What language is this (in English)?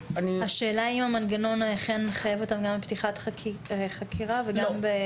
Hebrew